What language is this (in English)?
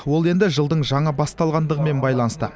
Kazakh